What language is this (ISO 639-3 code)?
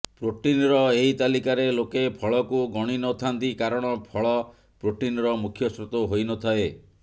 ori